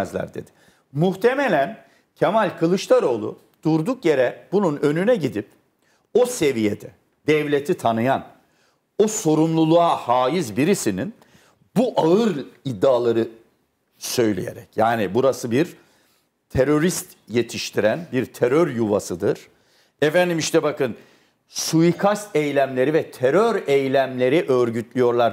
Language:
Turkish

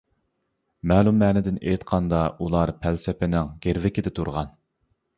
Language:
Uyghur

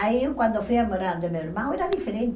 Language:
Portuguese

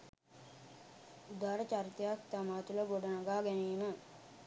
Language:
Sinhala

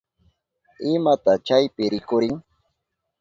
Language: Southern Pastaza Quechua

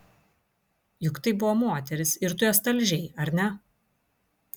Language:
Lithuanian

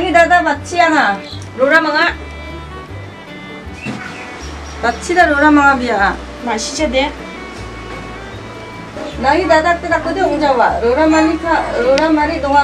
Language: Korean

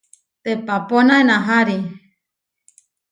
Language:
Huarijio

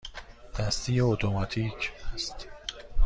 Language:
Persian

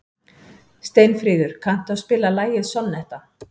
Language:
Icelandic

